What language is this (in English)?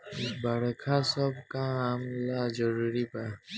Bhojpuri